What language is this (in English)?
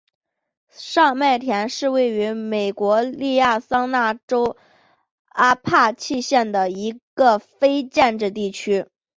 Chinese